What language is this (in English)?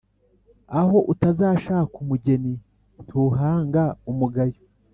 Kinyarwanda